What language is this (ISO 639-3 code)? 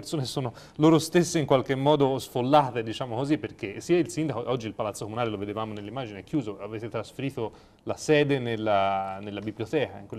ita